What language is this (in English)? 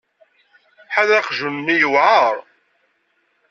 Kabyle